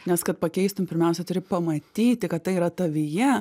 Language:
Lithuanian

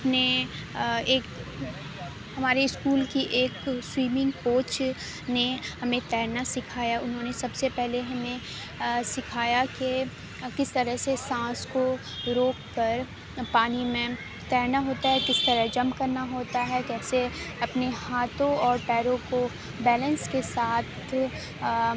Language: Urdu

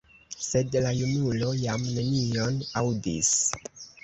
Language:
Esperanto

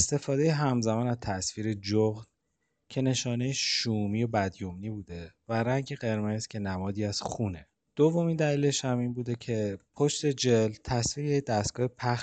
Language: Persian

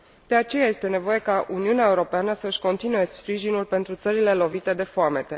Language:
Romanian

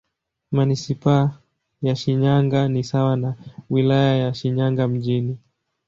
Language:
Swahili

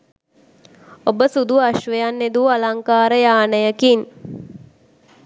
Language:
Sinhala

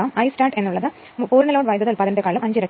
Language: Malayalam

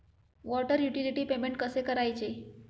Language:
Marathi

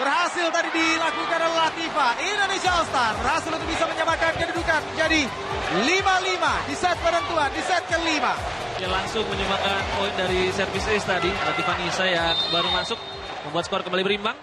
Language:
Indonesian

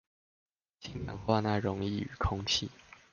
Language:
Chinese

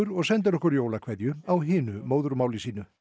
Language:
Icelandic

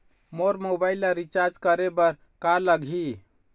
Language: Chhattisgarhi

